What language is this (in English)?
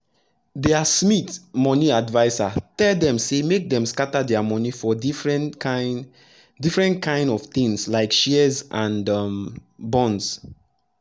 Nigerian Pidgin